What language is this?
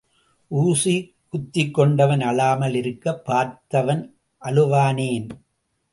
Tamil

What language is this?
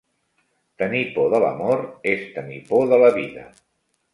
Catalan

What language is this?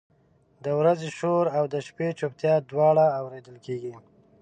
Pashto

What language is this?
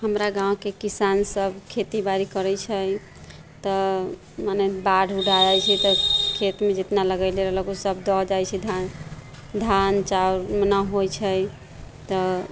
Maithili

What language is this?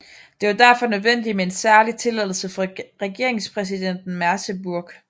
Danish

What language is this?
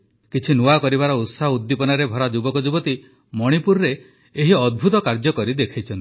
Odia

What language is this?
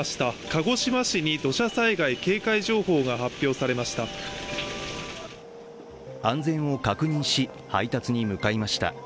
Japanese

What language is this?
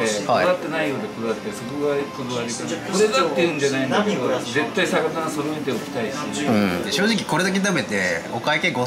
Japanese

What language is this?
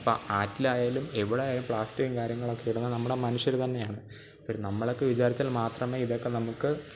Malayalam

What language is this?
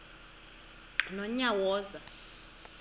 Xhosa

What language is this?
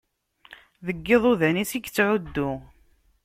Kabyle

